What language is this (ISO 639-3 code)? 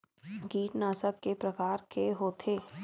hne